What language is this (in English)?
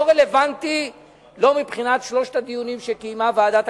Hebrew